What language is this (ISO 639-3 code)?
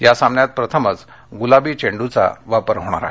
mar